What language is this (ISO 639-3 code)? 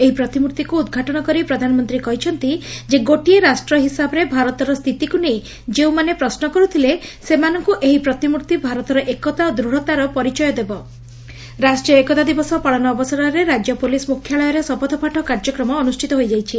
ori